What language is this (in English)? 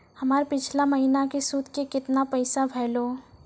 Maithili